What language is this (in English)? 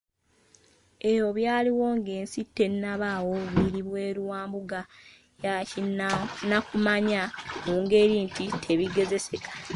Ganda